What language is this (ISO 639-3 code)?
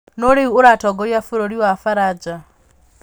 kik